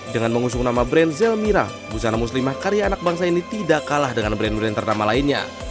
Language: Indonesian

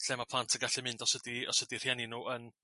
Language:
Welsh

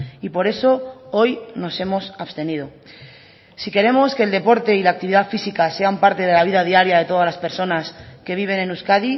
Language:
Spanish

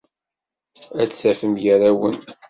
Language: Kabyle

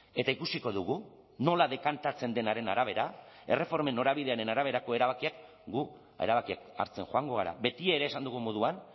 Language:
Basque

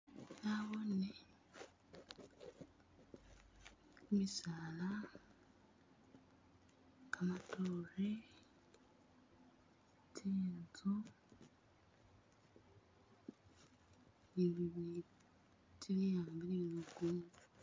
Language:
Masaaba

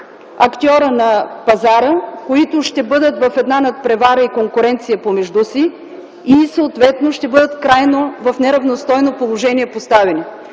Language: Bulgarian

